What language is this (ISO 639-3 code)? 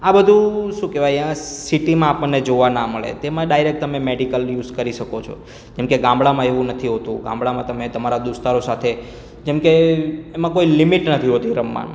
guj